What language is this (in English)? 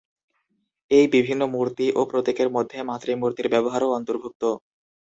Bangla